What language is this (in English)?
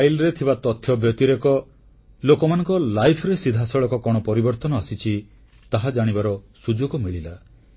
Odia